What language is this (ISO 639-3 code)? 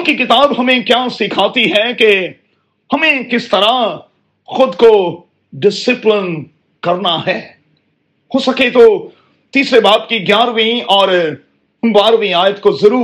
urd